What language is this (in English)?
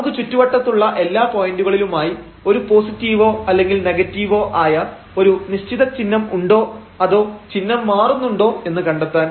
Malayalam